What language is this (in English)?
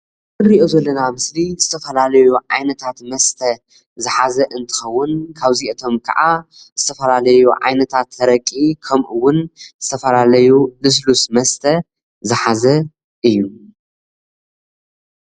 Tigrinya